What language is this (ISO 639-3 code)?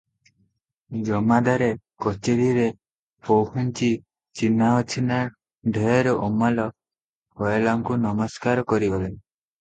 ori